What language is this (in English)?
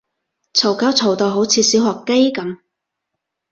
Cantonese